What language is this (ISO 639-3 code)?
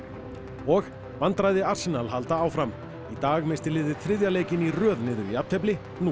isl